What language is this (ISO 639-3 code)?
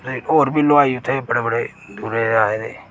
doi